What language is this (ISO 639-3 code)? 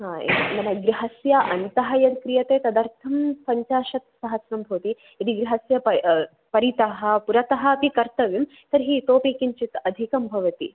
san